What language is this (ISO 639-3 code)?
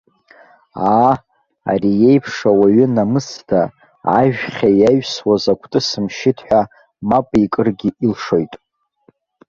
abk